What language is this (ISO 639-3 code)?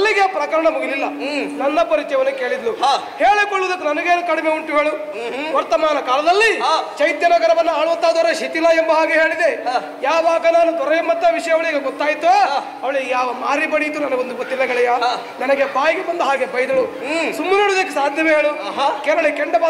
kan